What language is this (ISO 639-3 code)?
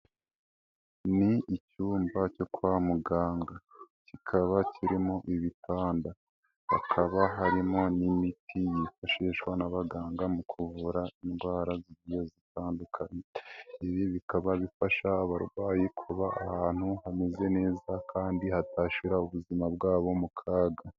kin